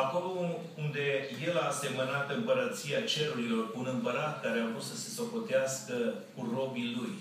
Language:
Romanian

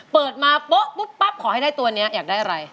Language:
Thai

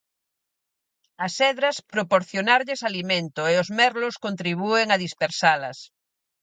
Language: Galician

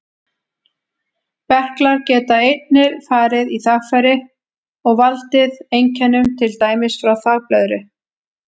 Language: Icelandic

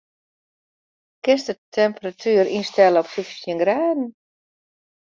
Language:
Western Frisian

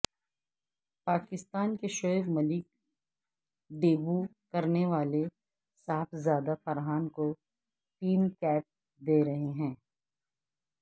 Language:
Urdu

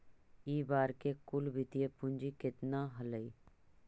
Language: Magahi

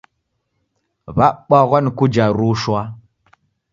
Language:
Taita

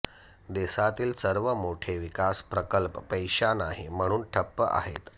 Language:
Marathi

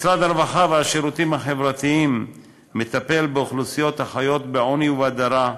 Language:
Hebrew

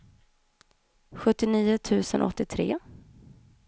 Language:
Swedish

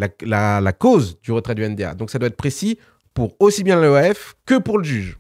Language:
French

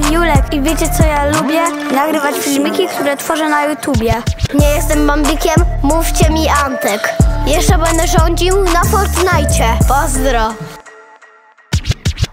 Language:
Polish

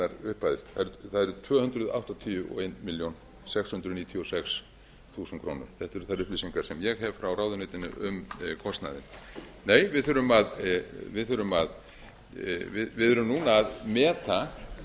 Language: Icelandic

